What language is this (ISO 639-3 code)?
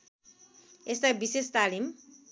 nep